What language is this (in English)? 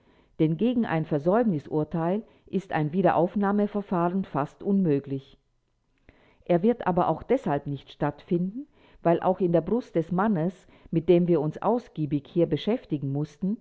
German